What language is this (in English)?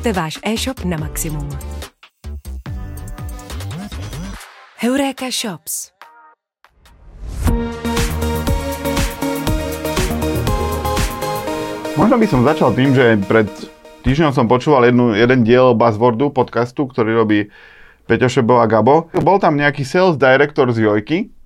Slovak